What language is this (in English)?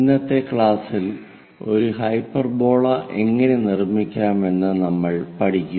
Malayalam